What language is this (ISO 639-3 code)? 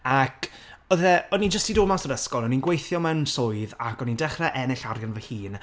cym